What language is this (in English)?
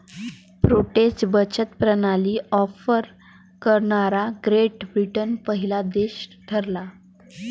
Marathi